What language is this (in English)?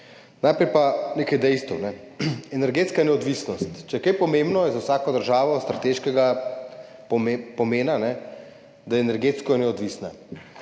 Slovenian